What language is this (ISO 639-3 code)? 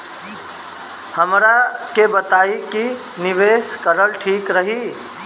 bho